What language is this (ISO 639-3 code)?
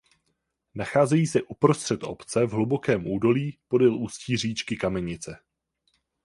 ces